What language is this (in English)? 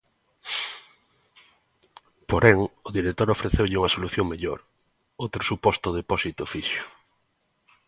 Galician